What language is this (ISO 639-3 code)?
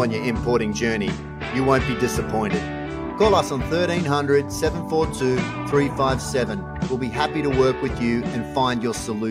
eng